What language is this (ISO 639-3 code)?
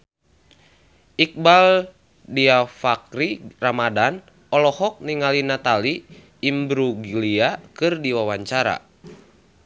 sun